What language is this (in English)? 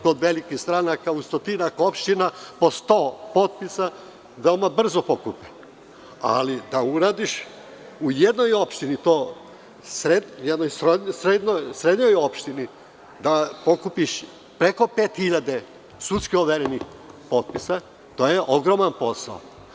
Serbian